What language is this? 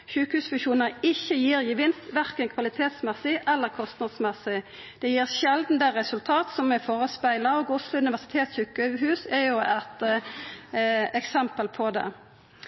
Norwegian Nynorsk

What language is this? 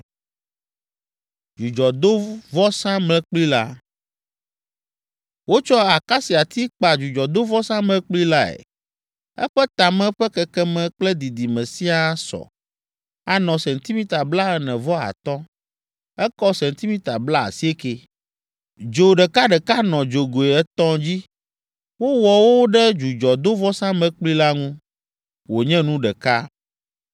Ewe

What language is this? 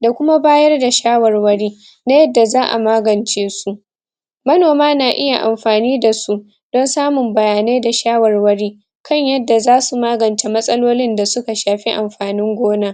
Hausa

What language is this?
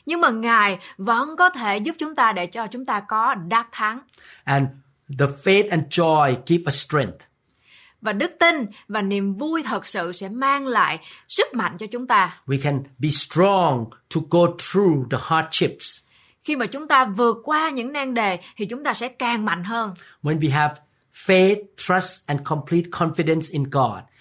Vietnamese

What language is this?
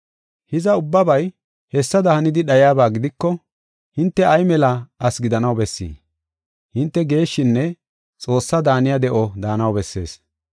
Gofa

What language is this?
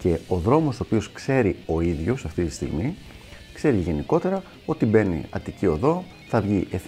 Greek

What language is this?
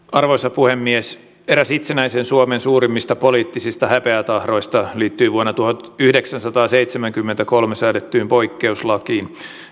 Finnish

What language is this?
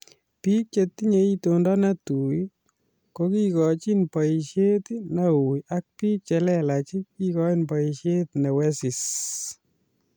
Kalenjin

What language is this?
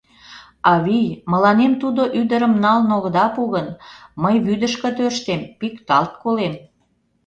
Mari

